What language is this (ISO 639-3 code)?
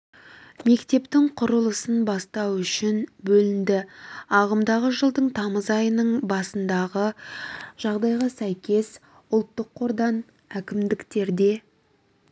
kaz